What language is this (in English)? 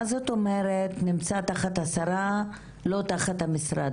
Hebrew